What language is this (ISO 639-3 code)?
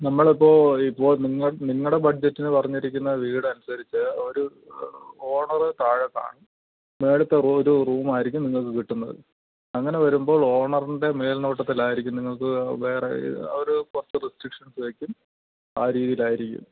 mal